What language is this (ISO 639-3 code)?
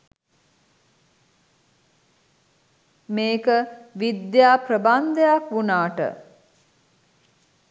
sin